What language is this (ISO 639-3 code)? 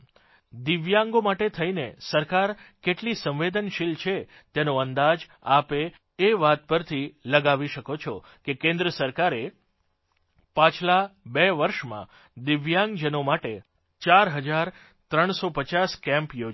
guj